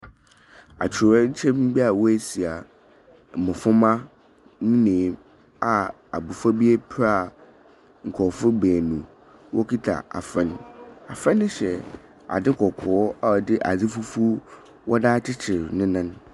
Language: Akan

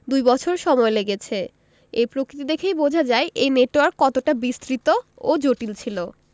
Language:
Bangla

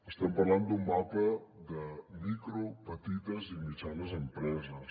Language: Catalan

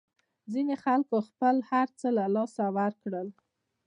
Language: Pashto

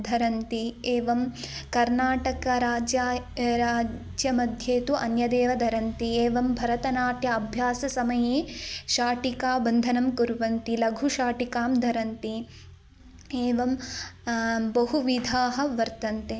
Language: Sanskrit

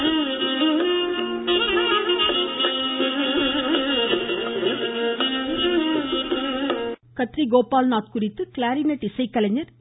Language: Tamil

